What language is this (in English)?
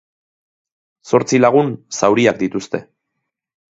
Basque